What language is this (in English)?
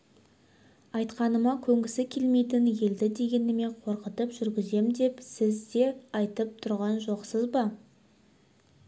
Kazakh